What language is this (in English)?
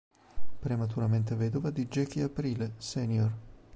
Italian